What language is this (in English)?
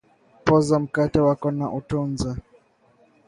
Swahili